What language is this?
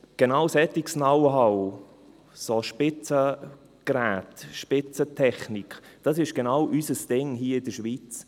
Swiss German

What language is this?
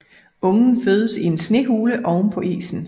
Danish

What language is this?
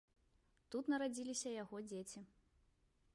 Belarusian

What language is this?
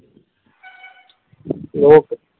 Gujarati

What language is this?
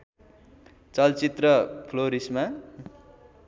Nepali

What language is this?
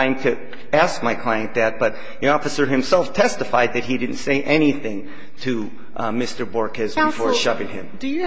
English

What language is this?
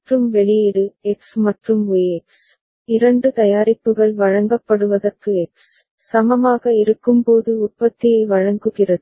Tamil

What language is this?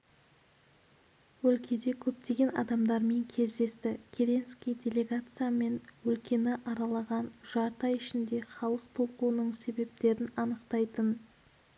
Kazakh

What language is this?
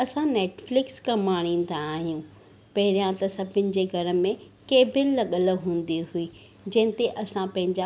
Sindhi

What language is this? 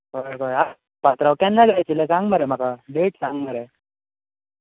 Konkani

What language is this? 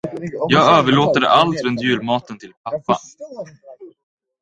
Swedish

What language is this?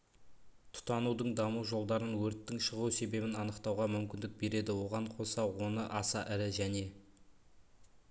Kazakh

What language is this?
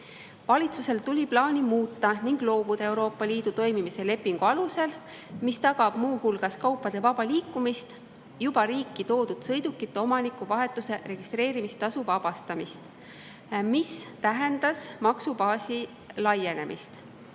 Estonian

